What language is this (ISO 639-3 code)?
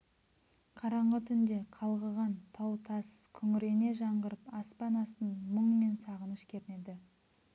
kaz